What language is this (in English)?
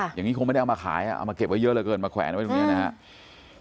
Thai